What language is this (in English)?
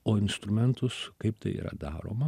Lithuanian